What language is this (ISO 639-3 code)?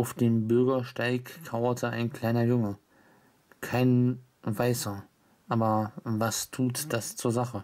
deu